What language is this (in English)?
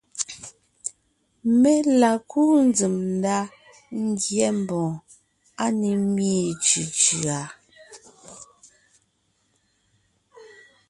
Ngiemboon